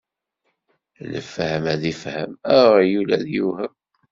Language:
Kabyle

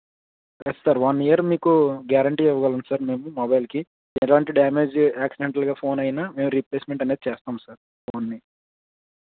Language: Telugu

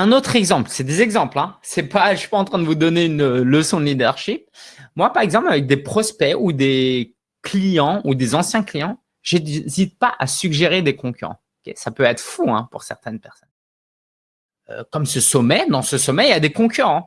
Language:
French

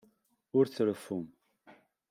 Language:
Kabyle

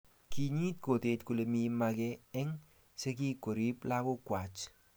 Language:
Kalenjin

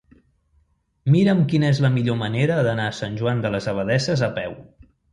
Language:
Catalan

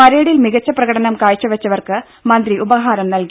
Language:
Malayalam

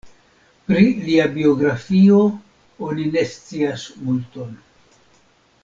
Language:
Esperanto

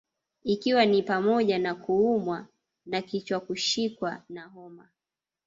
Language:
Swahili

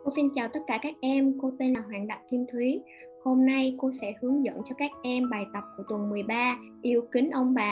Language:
Vietnamese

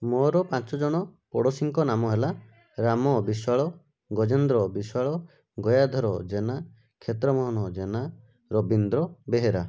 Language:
Odia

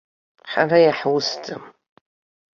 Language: Abkhazian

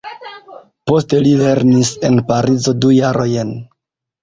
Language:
Esperanto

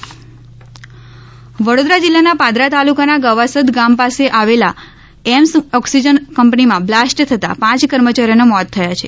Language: Gujarati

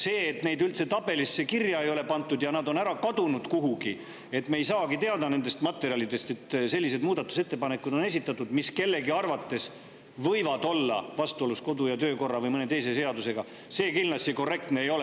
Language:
Estonian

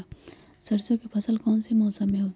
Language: Magahi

